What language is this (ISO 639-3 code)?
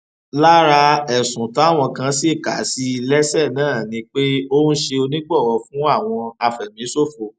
yor